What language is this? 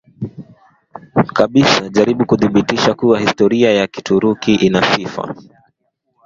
Swahili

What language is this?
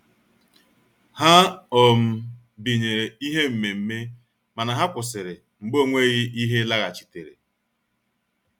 Igbo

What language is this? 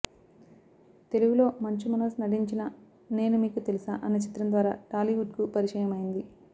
Telugu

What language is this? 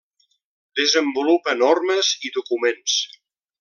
Catalan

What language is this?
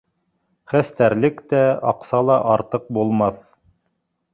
Bashkir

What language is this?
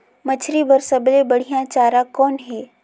Chhattisgarhi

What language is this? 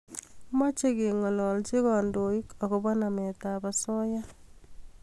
Kalenjin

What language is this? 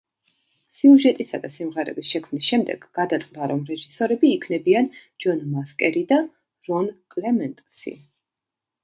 Georgian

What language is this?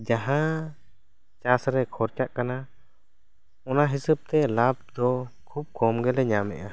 Santali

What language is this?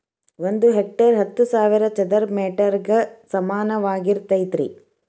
Kannada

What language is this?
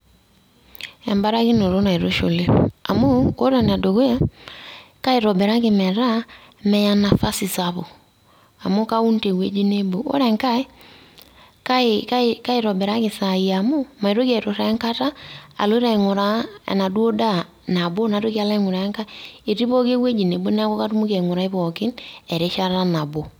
Masai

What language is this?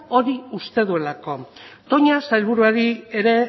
Basque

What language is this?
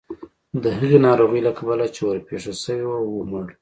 Pashto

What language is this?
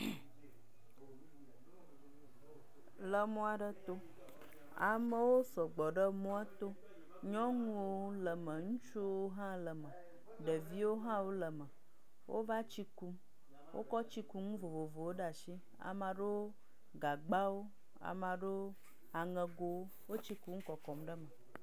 Ewe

